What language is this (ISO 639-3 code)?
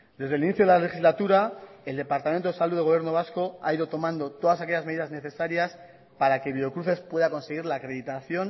spa